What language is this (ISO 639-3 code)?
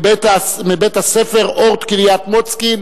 heb